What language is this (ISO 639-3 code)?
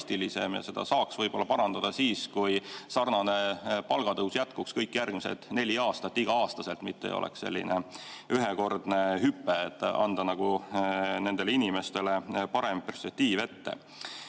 est